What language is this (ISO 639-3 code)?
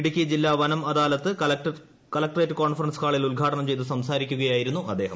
mal